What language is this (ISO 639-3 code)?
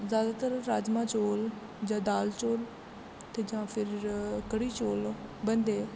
doi